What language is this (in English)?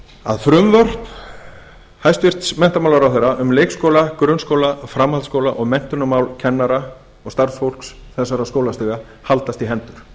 Icelandic